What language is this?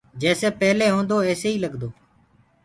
Gurgula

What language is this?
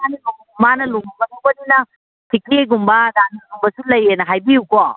Manipuri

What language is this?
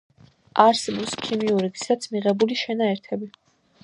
Georgian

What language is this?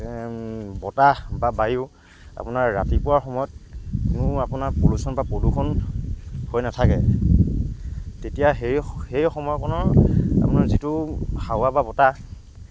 Assamese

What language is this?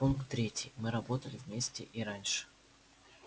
Russian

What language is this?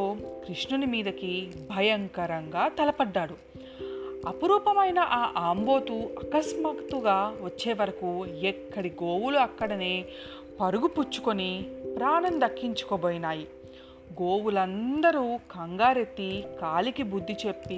Telugu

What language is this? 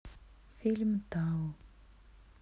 Russian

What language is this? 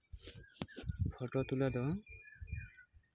Santali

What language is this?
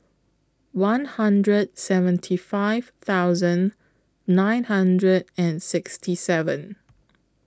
English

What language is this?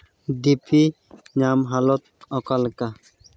Santali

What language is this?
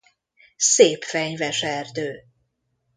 Hungarian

